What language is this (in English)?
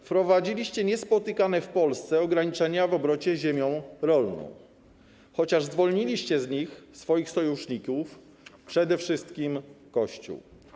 Polish